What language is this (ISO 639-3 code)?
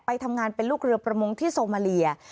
tha